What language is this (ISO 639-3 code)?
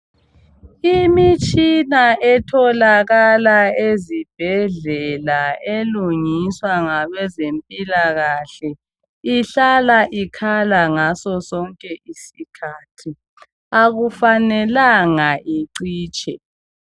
nde